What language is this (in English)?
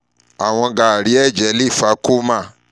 Yoruba